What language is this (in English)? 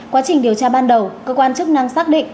Vietnamese